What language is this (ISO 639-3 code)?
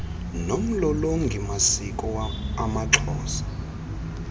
xho